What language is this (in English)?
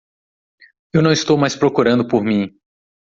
Portuguese